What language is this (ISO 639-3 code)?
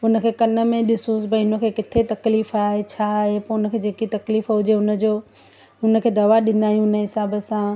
snd